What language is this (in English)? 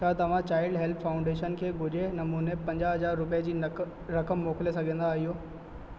Sindhi